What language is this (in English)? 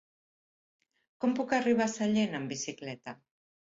Catalan